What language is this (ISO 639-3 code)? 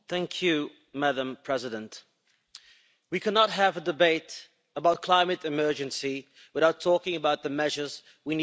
eng